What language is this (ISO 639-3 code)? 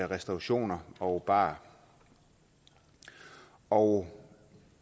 dan